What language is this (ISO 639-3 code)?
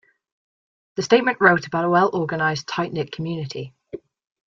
eng